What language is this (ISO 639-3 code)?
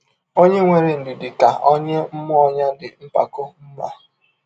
ibo